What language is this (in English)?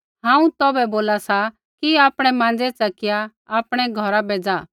Kullu Pahari